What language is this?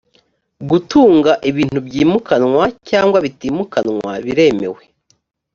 Kinyarwanda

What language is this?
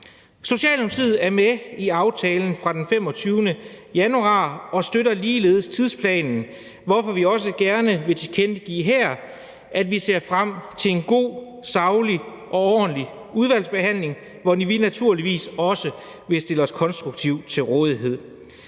Danish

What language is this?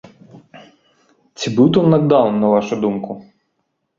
Belarusian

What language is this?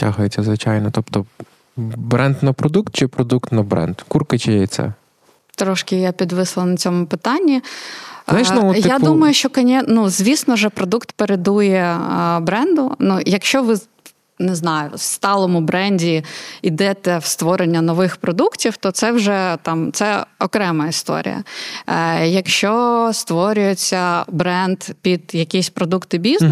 Ukrainian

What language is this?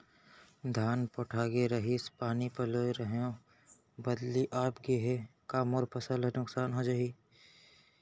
Chhattisgarhi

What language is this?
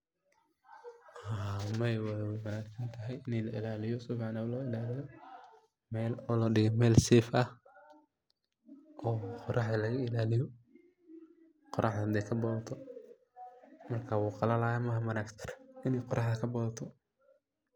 Somali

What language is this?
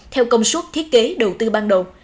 Vietnamese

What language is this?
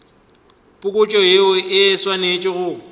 Northern Sotho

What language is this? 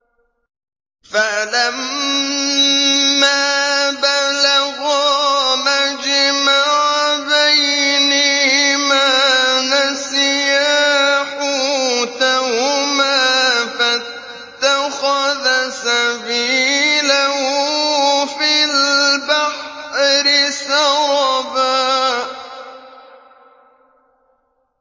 Arabic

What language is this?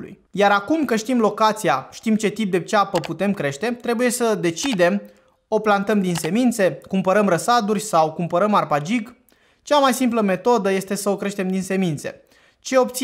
Romanian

